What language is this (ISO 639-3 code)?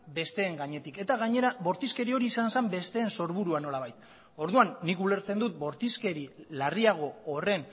eus